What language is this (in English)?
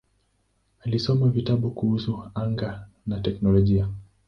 Swahili